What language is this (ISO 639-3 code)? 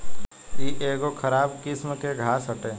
bho